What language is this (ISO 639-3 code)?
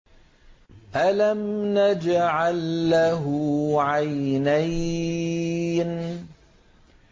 ara